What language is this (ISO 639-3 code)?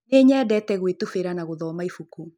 kik